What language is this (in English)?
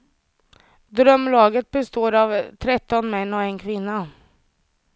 Swedish